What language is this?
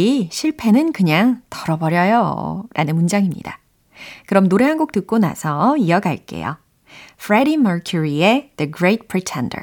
Korean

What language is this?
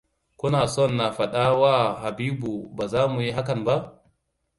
Hausa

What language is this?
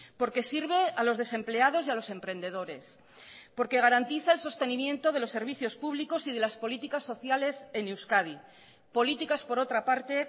Spanish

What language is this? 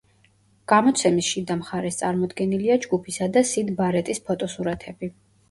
Georgian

